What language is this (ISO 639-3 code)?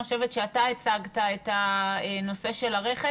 heb